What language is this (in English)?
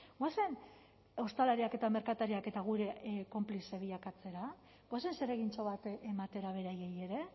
Basque